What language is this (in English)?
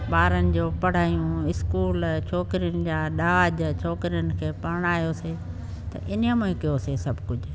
Sindhi